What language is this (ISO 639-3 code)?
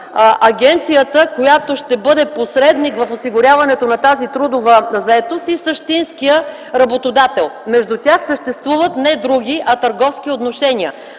bul